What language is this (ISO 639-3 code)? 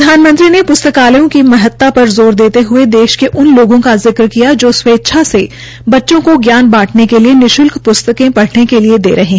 hin